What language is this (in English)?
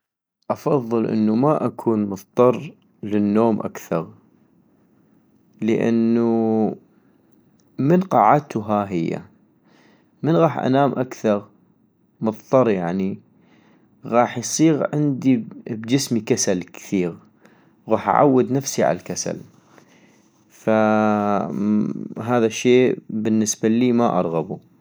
North Mesopotamian Arabic